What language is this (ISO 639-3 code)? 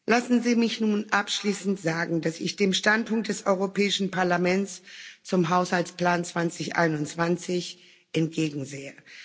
deu